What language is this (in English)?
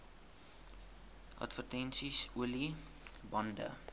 Afrikaans